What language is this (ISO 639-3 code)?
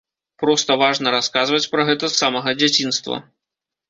bel